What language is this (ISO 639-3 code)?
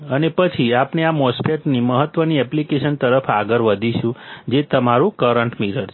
guj